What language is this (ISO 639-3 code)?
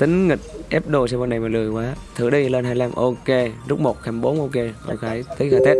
vie